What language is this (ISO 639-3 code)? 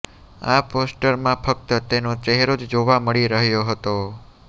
guj